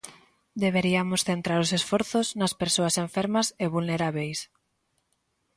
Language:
Galician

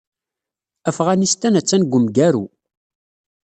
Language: Kabyle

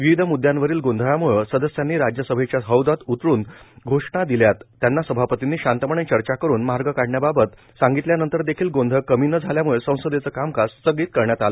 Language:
Marathi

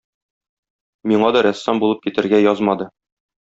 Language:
Tatar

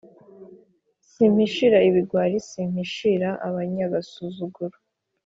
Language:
Kinyarwanda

